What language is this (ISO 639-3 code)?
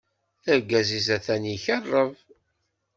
kab